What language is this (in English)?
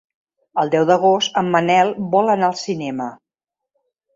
Catalan